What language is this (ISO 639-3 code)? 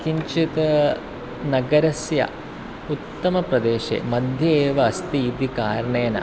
san